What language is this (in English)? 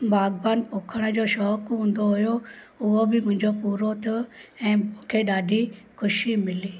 Sindhi